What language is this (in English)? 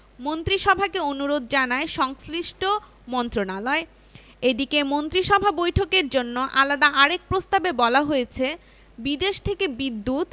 Bangla